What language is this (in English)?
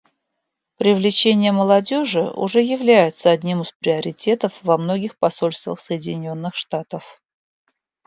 Russian